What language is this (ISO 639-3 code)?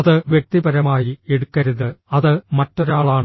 mal